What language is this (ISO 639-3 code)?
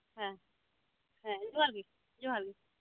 sat